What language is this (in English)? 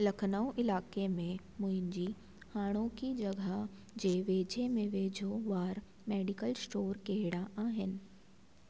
Sindhi